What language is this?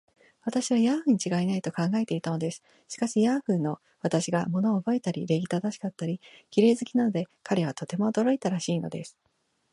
Japanese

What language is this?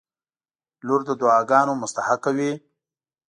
Pashto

